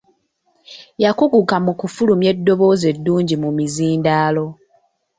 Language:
Ganda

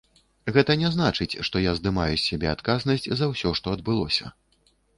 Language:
Belarusian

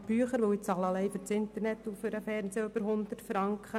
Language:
Swiss German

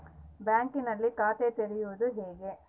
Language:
Kannada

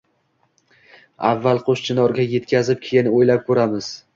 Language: Uzbek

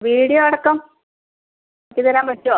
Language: Malayalam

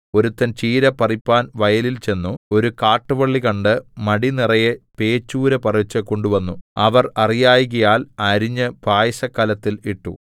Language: Malayalam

